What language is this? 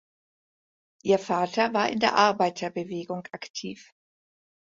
German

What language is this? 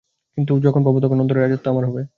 Bangla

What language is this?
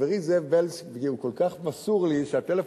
Hebrew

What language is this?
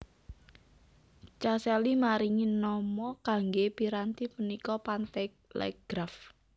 Javanese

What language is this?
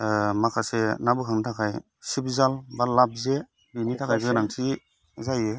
Bodo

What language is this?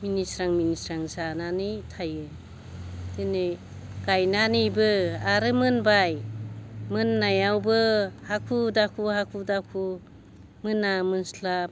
Bodo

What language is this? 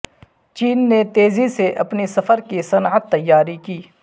Urdu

